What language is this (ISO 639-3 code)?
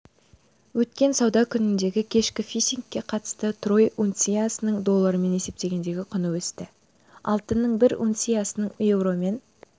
kaz